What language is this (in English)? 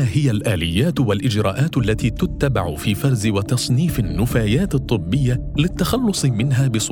Arabic